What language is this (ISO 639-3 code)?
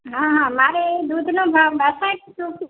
guj